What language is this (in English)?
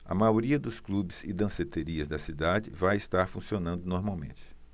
Portuguese